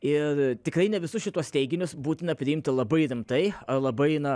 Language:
Lithuanian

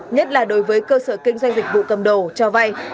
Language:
Vietnamese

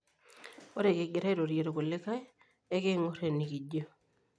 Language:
Masai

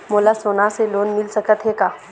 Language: Chhattisgarhi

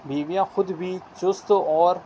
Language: Urdu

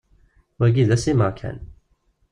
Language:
Kabyle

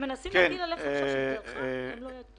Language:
Hebrew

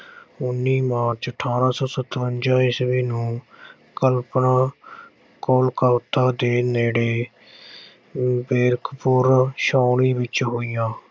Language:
Punjabi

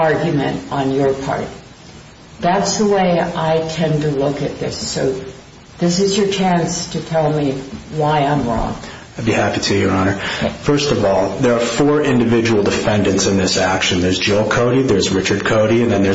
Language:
English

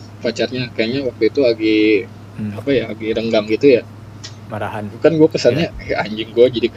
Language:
Indonesian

